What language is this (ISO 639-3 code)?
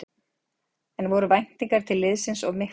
isl